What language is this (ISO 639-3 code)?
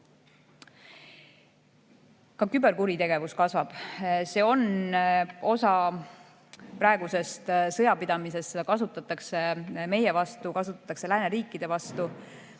est